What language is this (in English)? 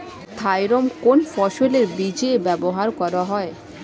Bangla